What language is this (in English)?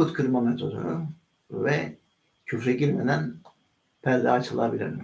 Turkish